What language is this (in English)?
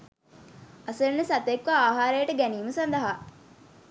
Sinhala